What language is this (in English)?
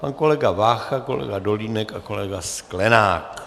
Czech